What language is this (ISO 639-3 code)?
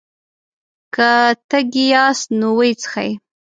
pus